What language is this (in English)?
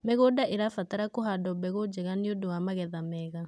Kikuyu